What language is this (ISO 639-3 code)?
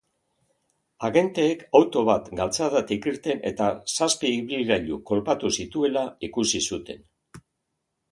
eus